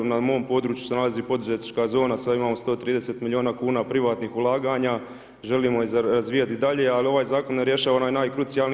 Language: Croatian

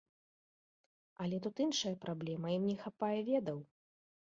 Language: Belarusian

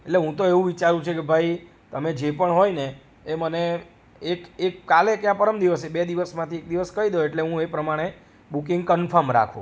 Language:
Gujarati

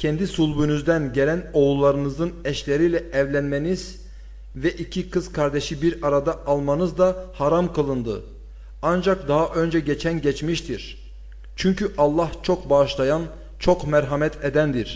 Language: Turkish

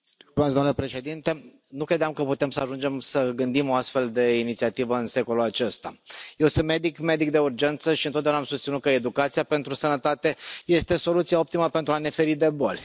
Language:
Romanian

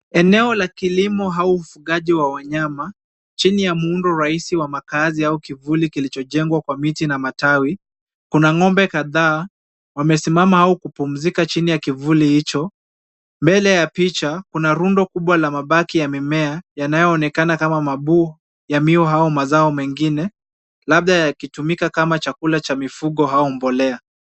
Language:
Swahili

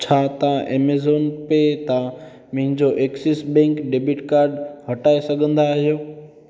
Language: Sindhi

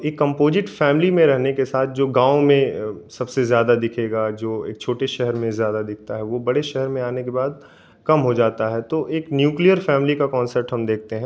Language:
Hindi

